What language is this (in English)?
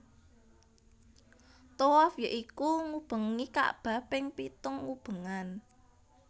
Javanese